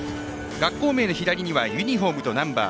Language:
Japanese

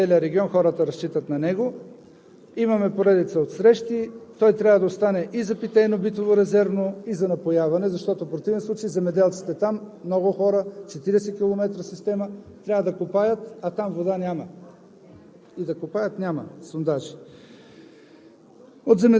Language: Bulgarian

